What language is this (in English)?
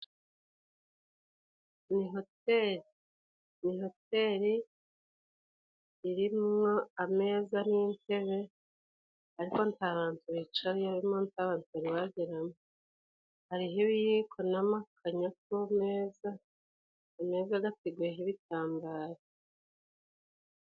Kinyarwanda